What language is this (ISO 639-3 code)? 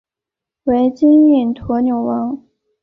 zho